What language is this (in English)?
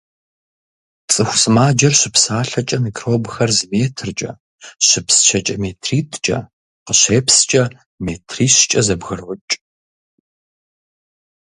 Kabardian